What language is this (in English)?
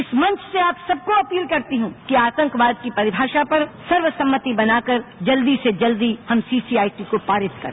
Hindi